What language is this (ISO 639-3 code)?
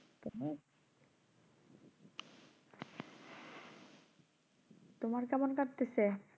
ben